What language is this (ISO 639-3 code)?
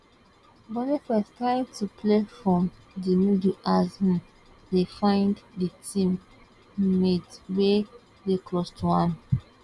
pcm